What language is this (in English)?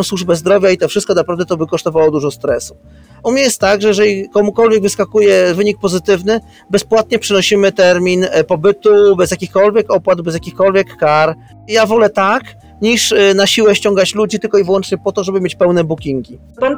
Polish